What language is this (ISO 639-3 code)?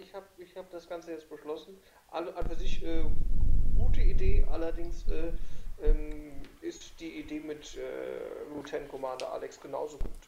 deu